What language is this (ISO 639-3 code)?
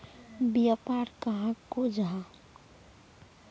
mag